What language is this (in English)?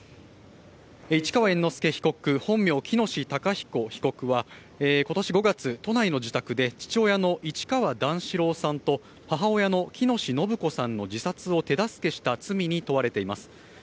Japanese